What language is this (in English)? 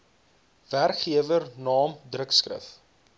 Afrikaans